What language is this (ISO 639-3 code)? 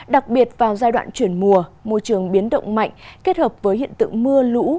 vie